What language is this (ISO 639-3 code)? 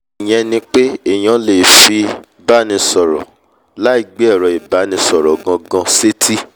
yor